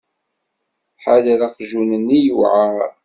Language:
Kabyle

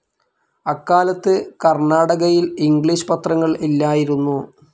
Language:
Malayalam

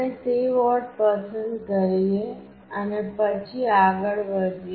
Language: Gujarati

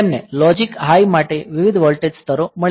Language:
Gujarati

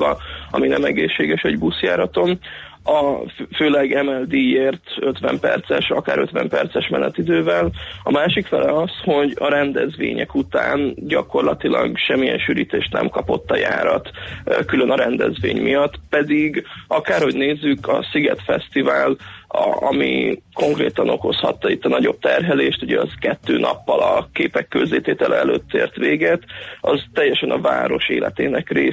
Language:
Hungarian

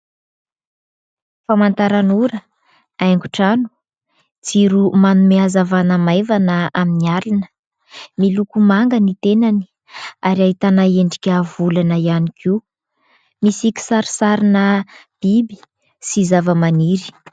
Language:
Malagasy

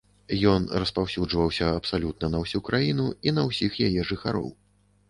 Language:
Belarusian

